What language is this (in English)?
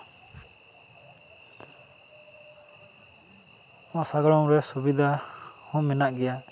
Santali